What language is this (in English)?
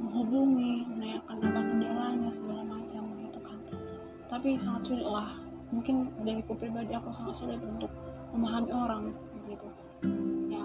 Indonesian